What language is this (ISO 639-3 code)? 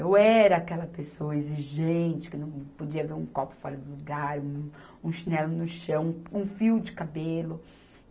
por